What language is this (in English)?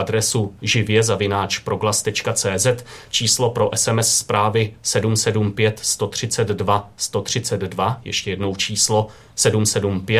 Czech